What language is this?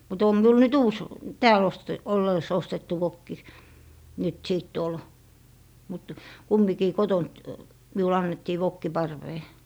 Finnish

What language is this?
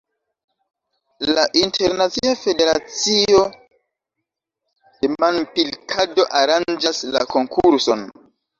Esperanto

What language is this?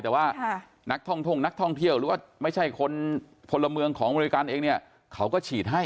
Thai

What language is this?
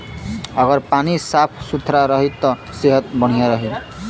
Bhojpuri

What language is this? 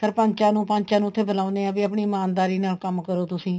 Punjabi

